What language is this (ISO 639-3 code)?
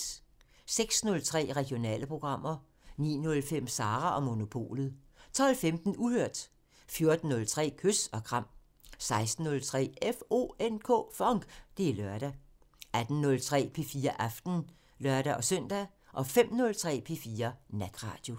dan